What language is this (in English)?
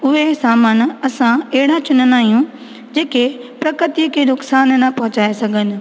Sindhi